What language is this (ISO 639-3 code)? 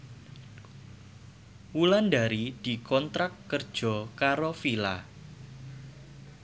jav